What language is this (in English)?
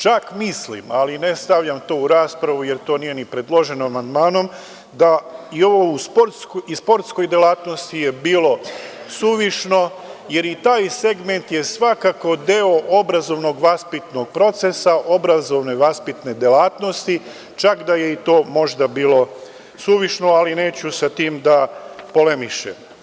Serbian